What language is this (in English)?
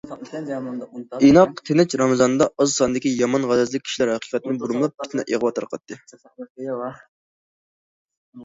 Uyghur